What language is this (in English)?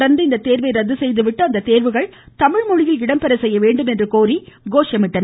Tamil